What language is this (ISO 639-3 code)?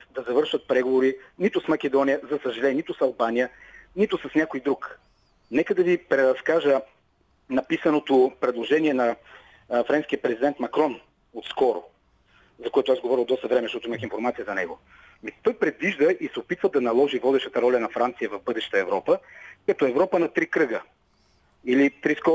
bul